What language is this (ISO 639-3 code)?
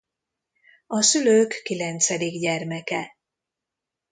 hun